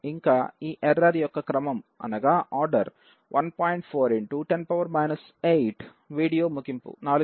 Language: Telugu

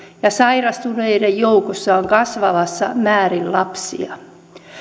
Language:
Finnish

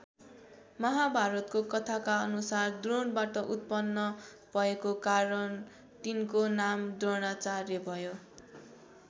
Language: Nepali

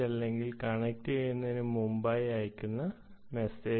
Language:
Malayalam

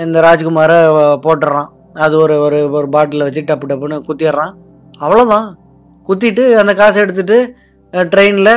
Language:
Tamil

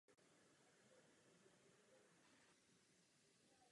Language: Czech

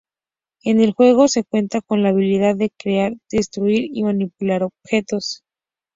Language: Spanish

